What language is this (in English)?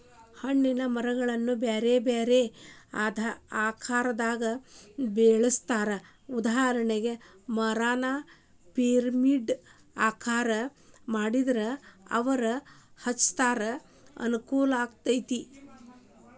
Kannada